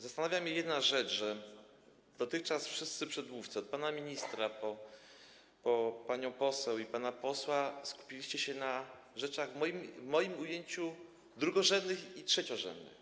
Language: Polish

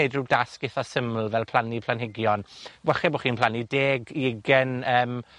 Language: Welsh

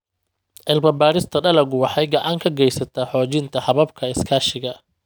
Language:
Somali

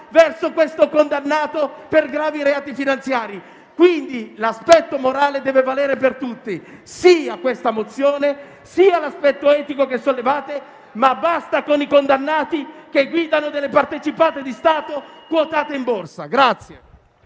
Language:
Italian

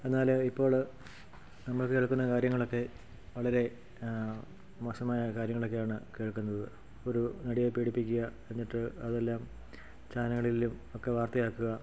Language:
Malayalam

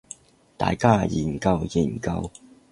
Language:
Cantonese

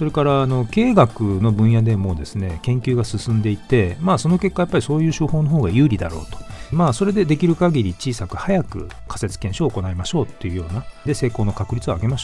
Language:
Japanese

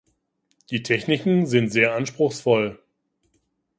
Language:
German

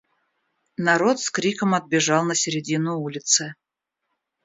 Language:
Russian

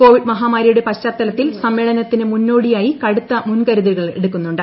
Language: Malayalam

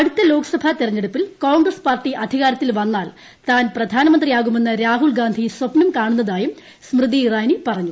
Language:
Malayalam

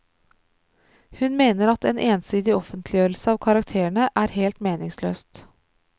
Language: Norwegian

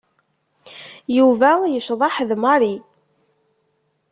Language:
Kabyle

